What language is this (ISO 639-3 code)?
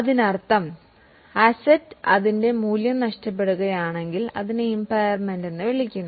mal